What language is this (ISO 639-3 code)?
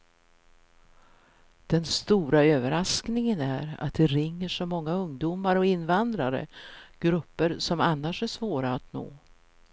swe